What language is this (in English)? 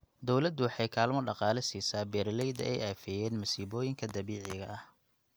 Somali